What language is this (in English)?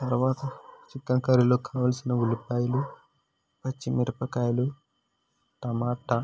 Telugu